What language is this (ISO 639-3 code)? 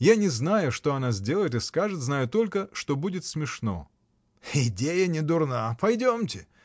rus